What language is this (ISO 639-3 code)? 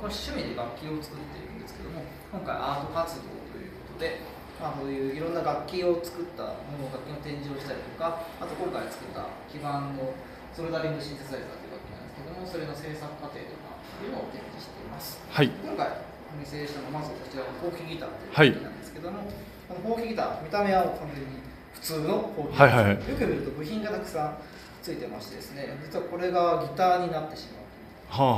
jpn